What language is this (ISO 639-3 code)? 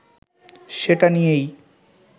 ben